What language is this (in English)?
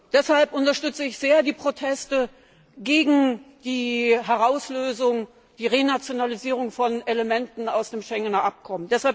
German